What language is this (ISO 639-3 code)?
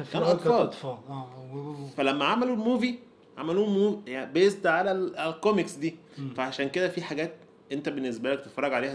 ara